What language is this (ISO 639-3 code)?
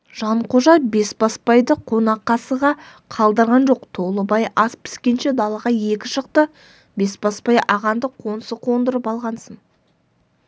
kaz